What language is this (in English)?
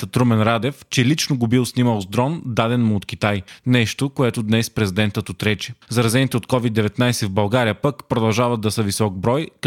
Bulgarian